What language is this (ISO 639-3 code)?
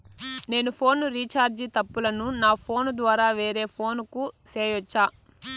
tel